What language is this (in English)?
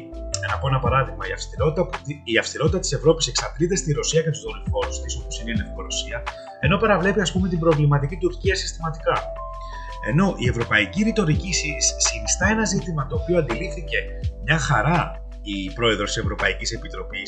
Greek